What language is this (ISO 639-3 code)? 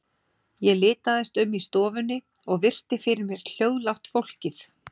isl